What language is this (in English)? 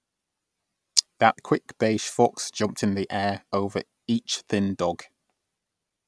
English